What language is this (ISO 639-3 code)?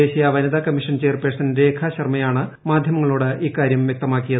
mal